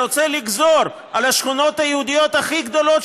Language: Hebrew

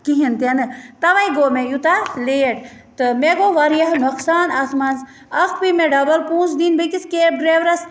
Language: Kashmiri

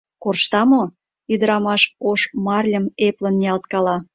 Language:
Mari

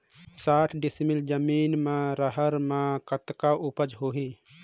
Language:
Chhattisgarhi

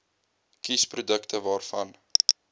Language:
Afrikaans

